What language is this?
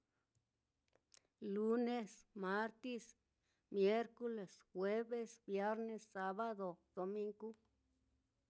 Mitlatongo Mixtec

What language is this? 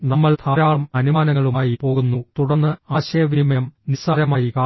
Malayalam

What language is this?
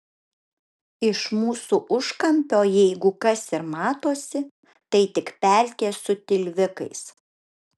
Lithuanian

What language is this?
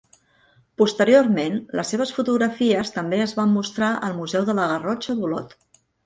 Catalan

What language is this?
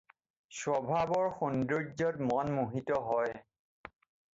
Assamese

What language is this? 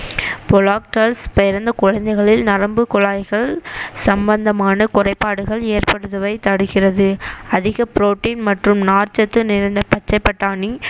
Tamil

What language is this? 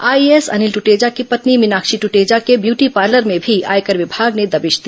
Hindi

